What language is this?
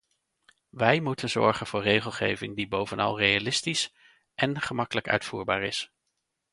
Dutch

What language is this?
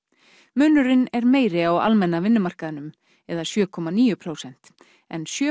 Icelandic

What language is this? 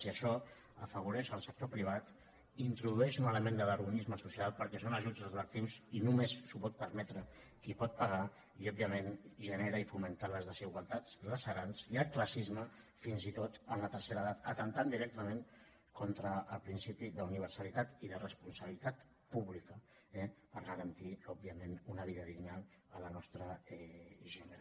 Catalan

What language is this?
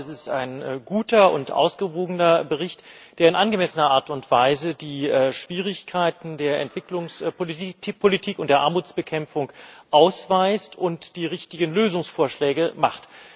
German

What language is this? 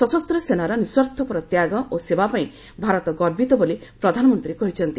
Odia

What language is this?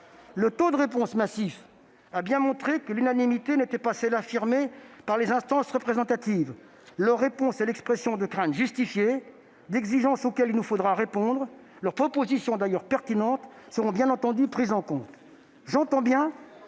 French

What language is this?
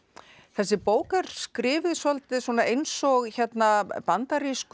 Icelandic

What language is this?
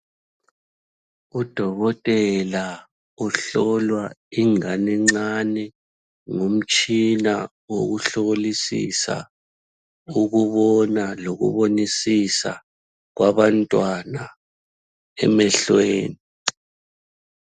North Ndebele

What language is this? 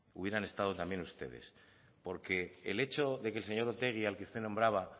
Spanish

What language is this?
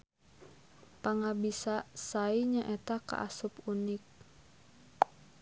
Sundanese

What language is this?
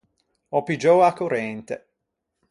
Ligurian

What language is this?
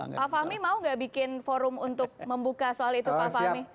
Indonesian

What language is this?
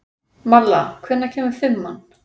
Icelandic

